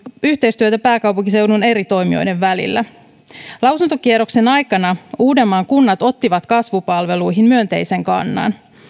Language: Finnish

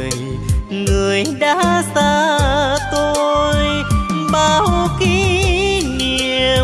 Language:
Vietnamese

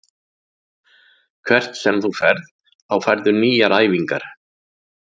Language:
Icelandic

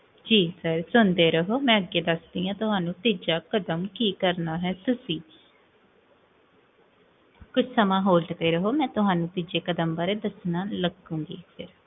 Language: Punjabi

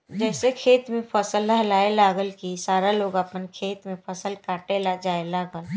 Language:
Bhojpuri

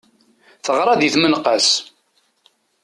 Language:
Kabyle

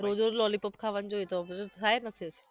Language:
Gujarati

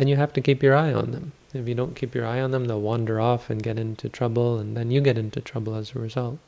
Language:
English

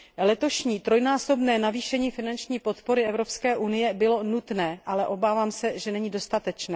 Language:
Czech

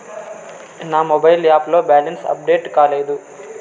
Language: Telugu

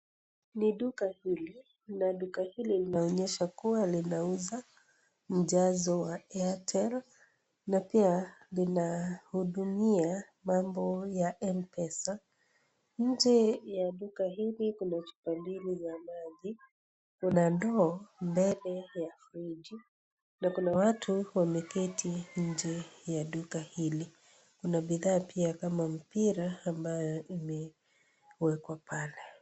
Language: Swahili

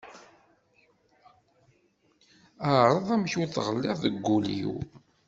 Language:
Kabyle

